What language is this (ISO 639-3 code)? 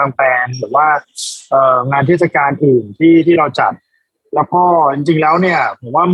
tha